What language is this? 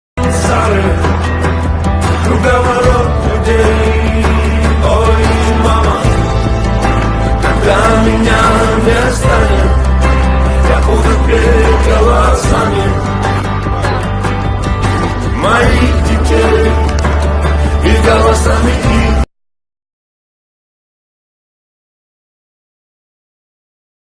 Russian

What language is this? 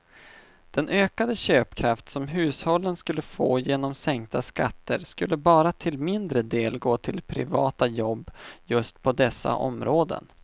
Swedish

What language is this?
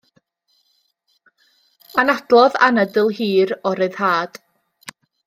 Welsh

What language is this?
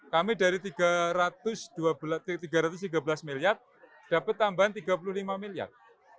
Indonesian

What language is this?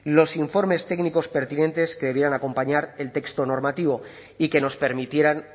Spanish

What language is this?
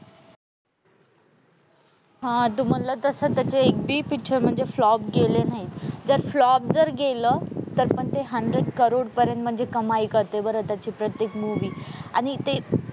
Marathi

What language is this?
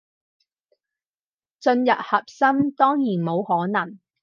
Cantonese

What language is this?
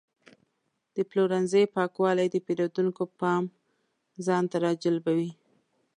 Pashto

